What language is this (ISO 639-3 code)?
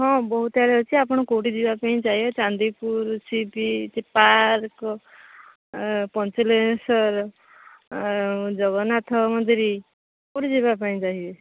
ori